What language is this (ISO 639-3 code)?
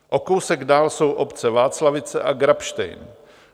ces